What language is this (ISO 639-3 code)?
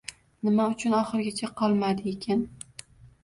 uzb